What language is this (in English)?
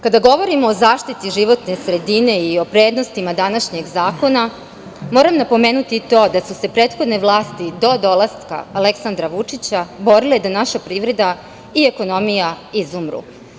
Serbian